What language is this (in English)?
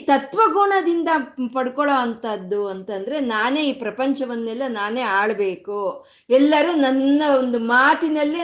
Kannada